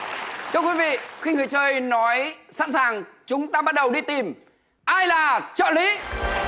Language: Vietnamese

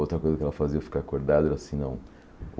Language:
Portuguese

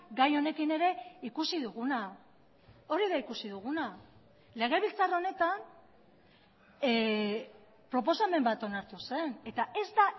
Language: Basque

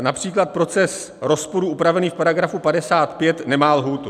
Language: Czech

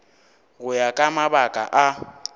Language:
Northern Sotho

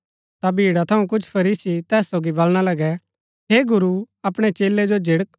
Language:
Gaddi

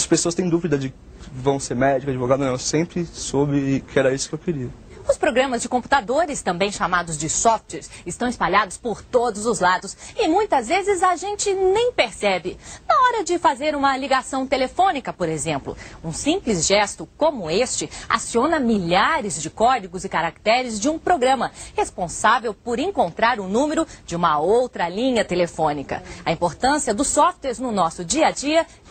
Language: Portuguese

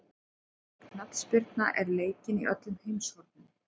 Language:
Icelandic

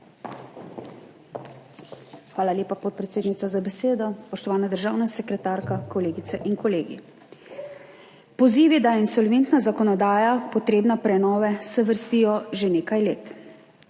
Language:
Slovenian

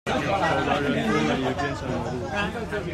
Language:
Chinese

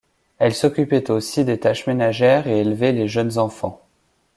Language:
French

